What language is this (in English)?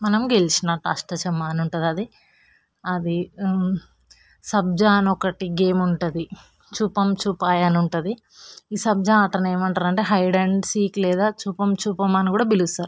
Telugu